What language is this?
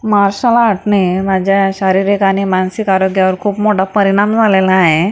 Marathi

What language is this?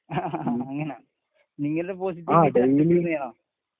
Malayalam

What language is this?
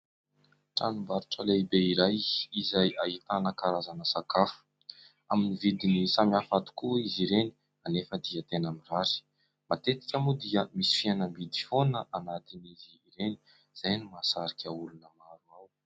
Malagasy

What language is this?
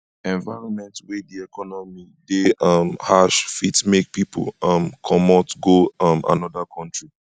Nigerian Pidgin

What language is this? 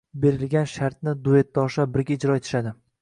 Uzbek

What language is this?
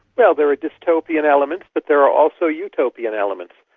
English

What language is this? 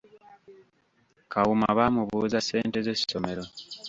Ganda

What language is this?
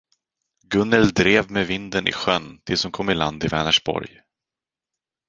Swedish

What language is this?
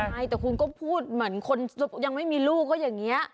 Thai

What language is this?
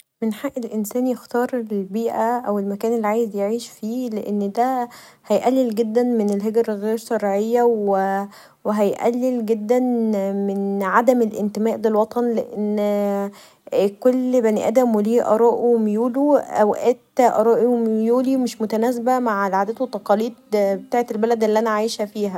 Egyptian Arabic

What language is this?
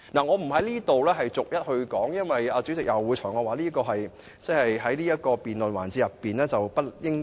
Cantonese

